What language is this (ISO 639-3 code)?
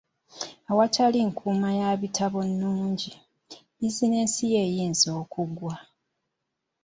lug